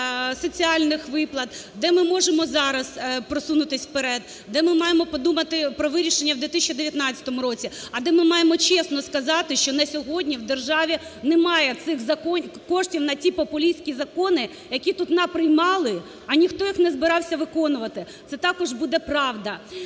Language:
Ukrainian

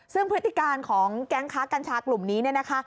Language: Thai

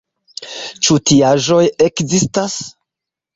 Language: Esperanto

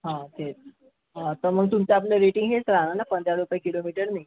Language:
Marathi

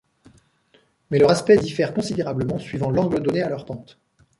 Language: French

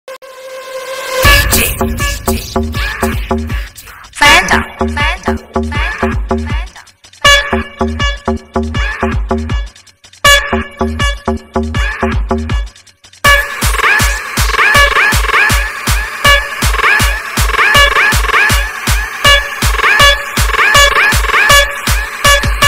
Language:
Polish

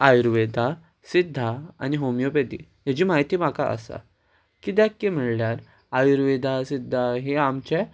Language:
Konkani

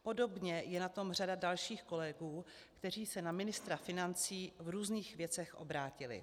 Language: Czech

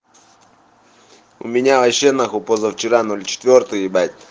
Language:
Russian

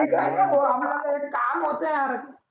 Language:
Marathi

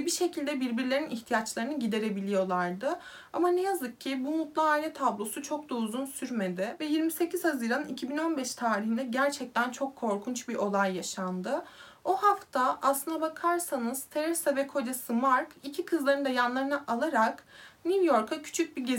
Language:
Turkish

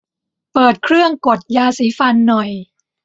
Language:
Thai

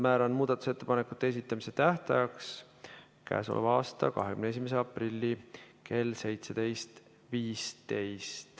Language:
Estonian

